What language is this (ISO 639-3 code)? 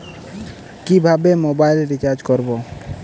ben